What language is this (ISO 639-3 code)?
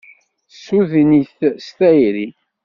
kab